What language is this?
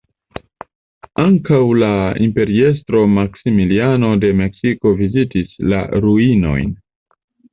Esperanto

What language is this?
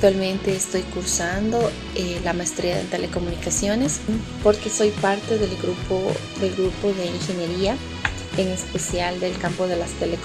Spanish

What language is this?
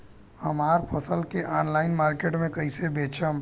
Bhojpuri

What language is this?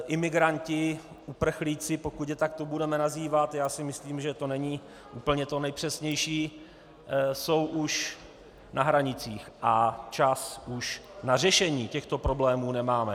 Czech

